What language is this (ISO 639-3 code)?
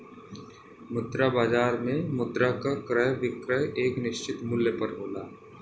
bho